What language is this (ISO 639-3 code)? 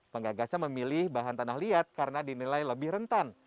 ind